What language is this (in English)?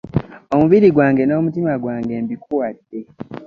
Ganda